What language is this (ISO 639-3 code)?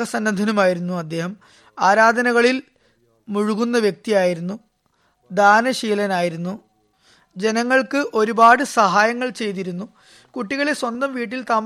mal